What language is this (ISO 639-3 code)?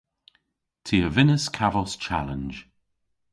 cor